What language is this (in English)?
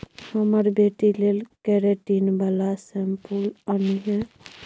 Maithili